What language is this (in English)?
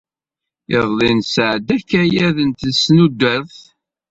Kabyle